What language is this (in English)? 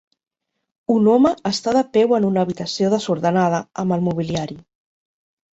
Catalan